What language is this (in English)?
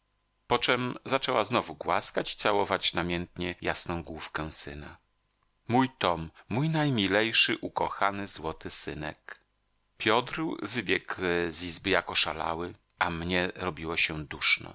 Polish